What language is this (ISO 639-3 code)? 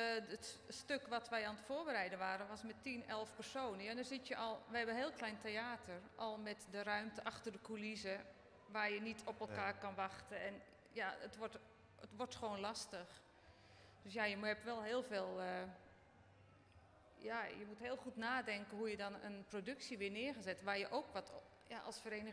nld